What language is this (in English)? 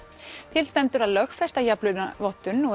Icelandic